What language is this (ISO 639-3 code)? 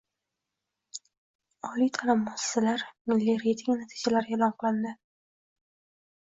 uzb